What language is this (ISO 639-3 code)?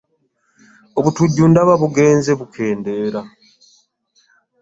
lug